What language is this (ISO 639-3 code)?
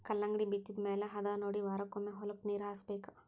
kan